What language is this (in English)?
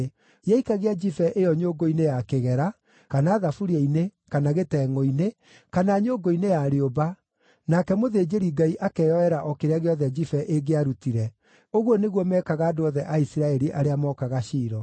Kikuyu